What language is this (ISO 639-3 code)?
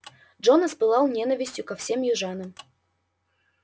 rus